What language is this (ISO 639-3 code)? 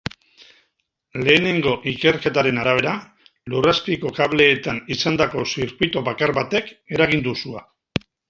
eus